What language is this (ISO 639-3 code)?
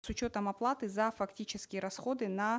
kaz